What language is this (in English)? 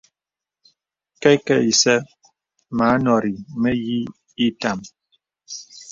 Bebele